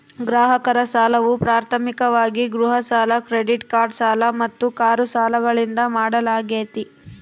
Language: Kannada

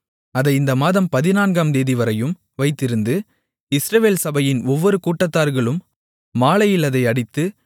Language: Tamil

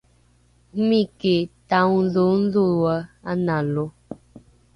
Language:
Rukai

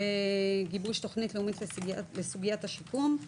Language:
Hebrew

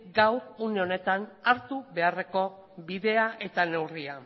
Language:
Basque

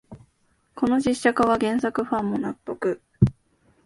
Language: Japanese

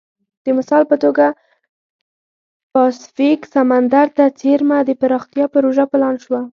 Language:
Pashto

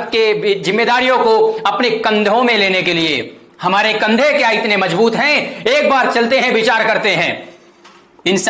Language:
Hindi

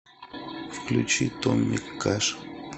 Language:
Russian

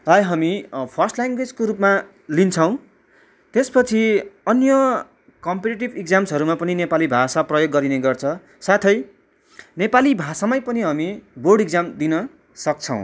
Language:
Nepali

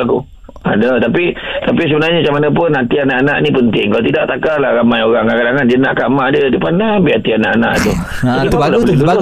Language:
Malay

